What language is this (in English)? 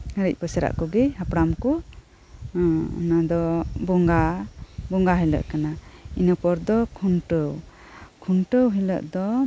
Santali